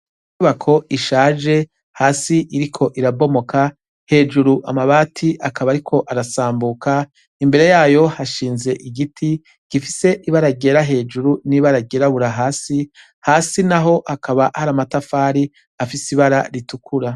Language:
Rundi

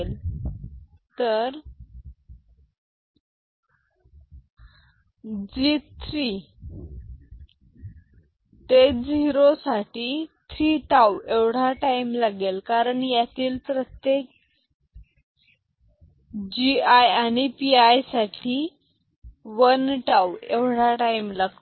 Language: Marathi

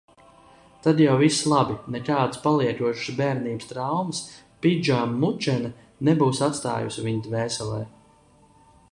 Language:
Latvian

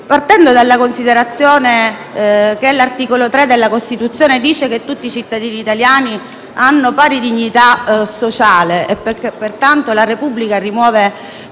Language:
Italian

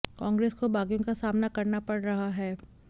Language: Hindi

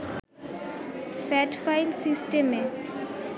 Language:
Bangla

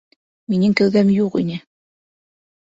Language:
Bashkir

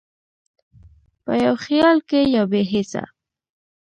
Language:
Pashto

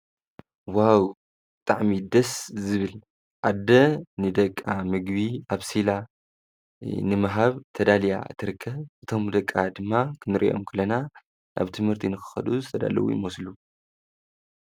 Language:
Tigrinya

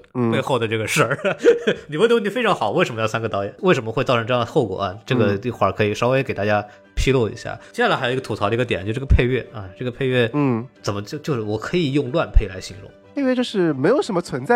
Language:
Chinese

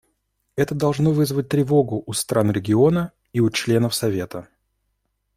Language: Russian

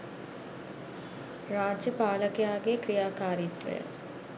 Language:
Sinhala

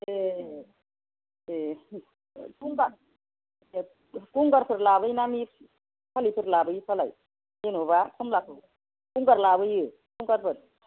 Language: Bodo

